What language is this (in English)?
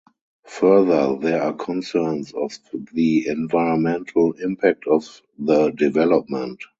English